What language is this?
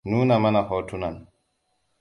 Hausa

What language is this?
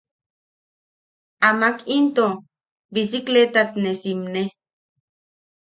Yaqui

